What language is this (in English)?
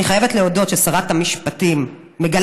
Hebrew